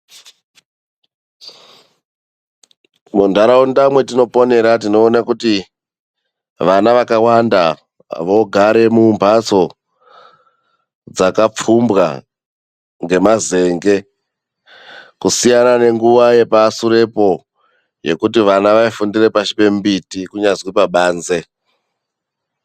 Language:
Ndau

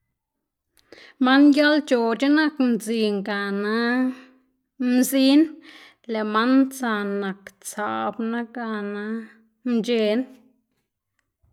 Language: Xanaguía Zapotec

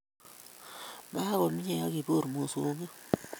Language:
Kalenjin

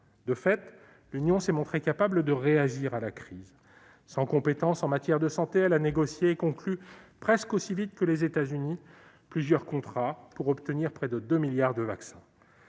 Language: French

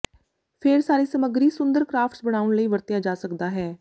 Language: Punjabi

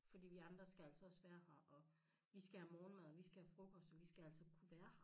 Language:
Danish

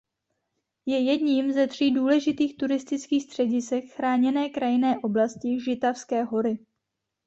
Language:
Czech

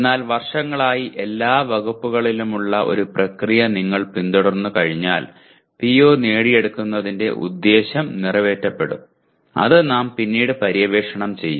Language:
Malayalam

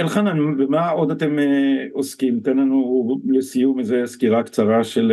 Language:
Hebrew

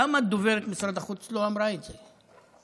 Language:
Hebrew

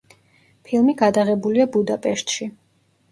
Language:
Georgian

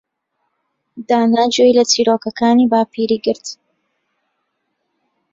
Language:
Central Kurdish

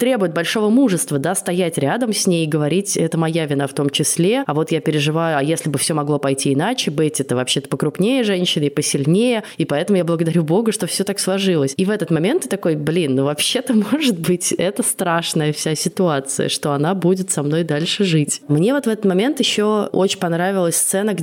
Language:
Russian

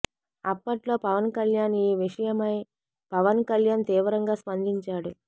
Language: Telugu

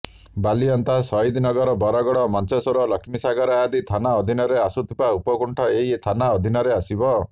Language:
Odia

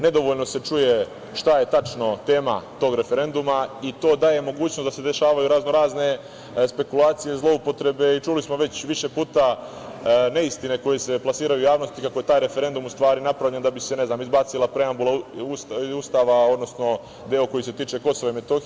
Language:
Serbian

